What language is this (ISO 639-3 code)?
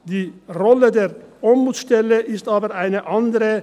gsw